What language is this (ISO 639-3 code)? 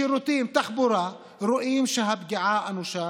heb